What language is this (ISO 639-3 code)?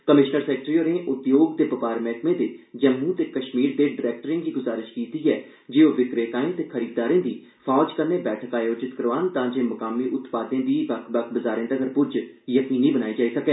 doi